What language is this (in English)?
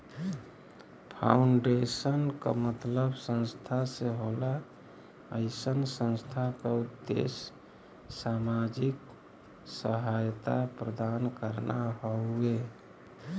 Bhojpuri